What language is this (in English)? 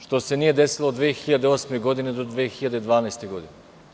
Serbian